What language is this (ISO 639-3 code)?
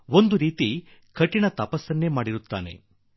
kan